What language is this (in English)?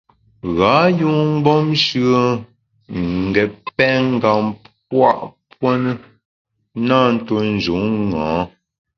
Bamun